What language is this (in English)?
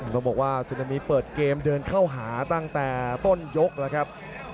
Thai